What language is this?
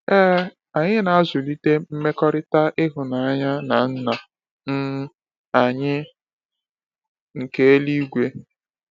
Igbo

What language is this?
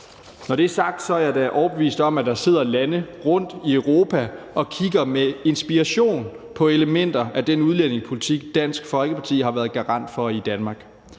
Danish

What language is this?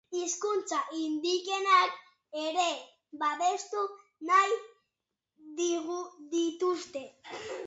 Basque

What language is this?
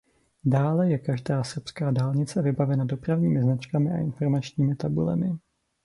Czech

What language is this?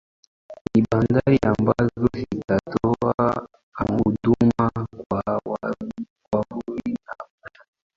Swahili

